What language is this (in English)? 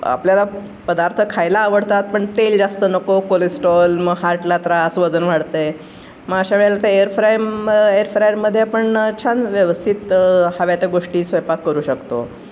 Marathi